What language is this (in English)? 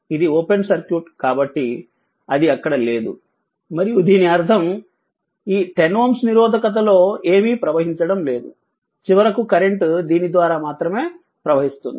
Telugu